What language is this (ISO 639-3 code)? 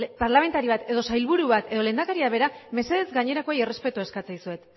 eus